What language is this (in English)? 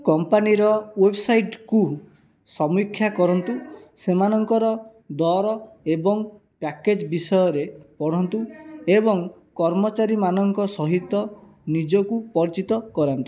Odia